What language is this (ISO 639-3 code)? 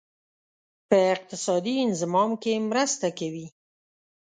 pus